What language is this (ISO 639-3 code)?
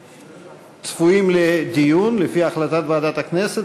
heb